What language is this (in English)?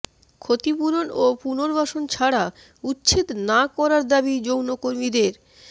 Bangla